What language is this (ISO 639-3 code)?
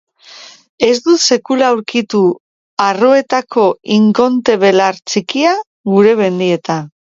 eus